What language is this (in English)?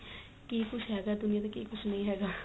Punjabi